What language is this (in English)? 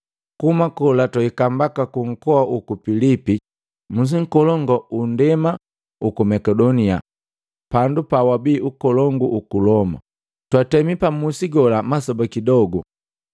Matengo